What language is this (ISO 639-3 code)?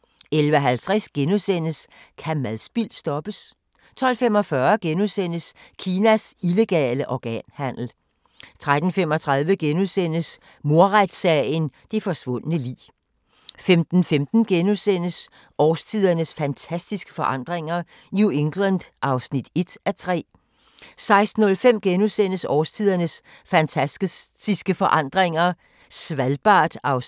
dan